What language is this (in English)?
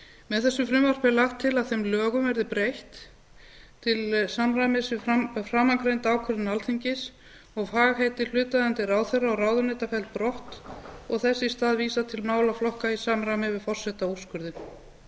Icelandic